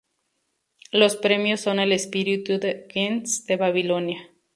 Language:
Spanish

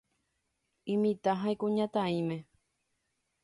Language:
Guarani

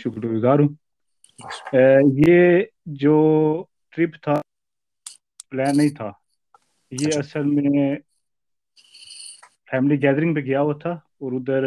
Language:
Urdu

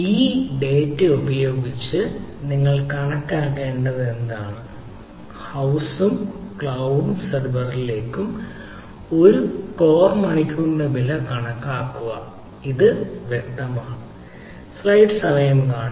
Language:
Malayalam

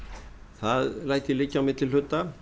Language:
Icelandic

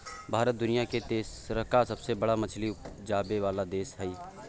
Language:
Maithili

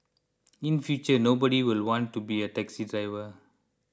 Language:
English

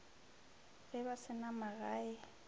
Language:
Northern Sotho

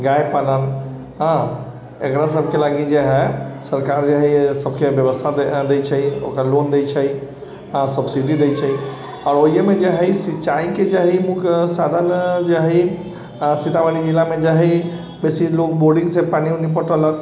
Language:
Maithili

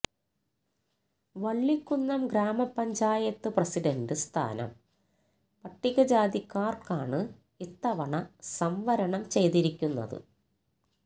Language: Malayalam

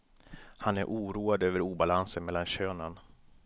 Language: Swedish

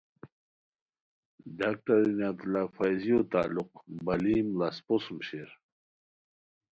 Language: Khowar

